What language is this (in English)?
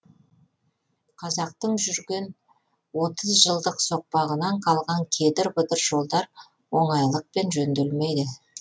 Kazakh